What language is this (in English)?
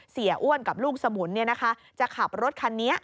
Thai